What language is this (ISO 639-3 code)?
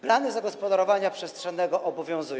pol